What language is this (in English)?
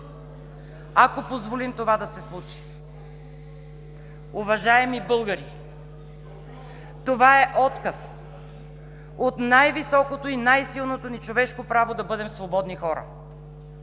Bulgarian